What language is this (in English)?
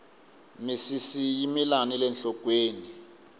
Tsonga